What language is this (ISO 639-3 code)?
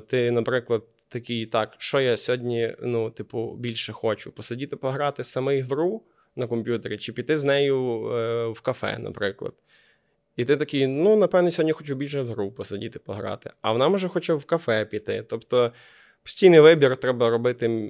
ukr